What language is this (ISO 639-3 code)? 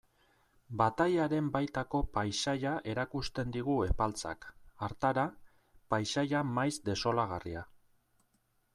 eus